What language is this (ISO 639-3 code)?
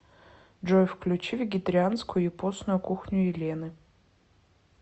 rus